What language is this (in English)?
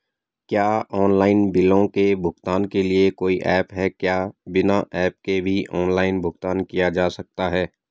Hindi